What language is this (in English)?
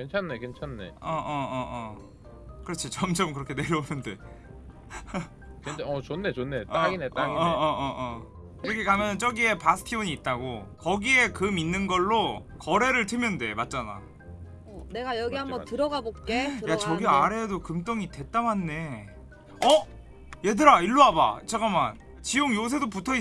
Korean